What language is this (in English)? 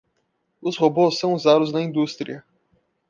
Portuguese